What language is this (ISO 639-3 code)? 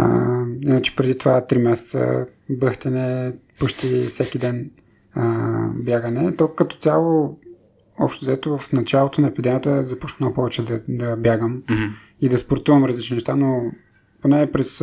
bul